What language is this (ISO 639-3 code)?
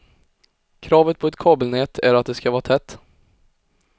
swe